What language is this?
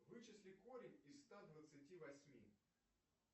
Russian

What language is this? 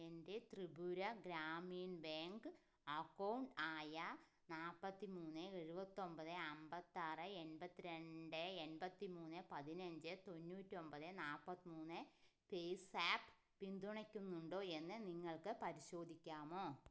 Malayalam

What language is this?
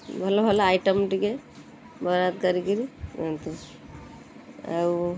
Odia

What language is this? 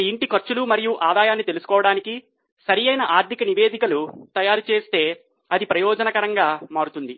Telugu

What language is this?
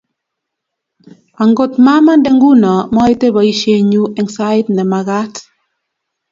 Kalenjin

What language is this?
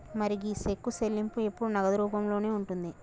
Telugu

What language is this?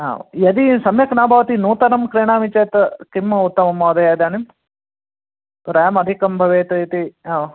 Sanskrit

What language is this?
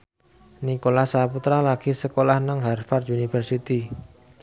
Javanese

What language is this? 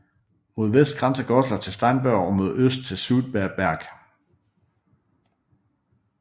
Danish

